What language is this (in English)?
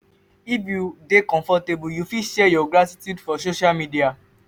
Nigerian Pidgin